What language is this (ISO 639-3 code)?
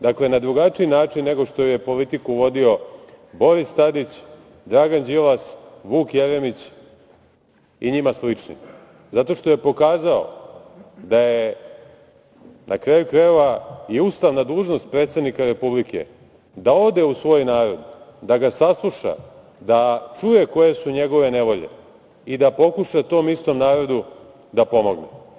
srp